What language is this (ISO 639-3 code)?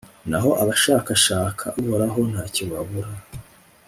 kin